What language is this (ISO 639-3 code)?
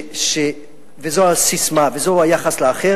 heb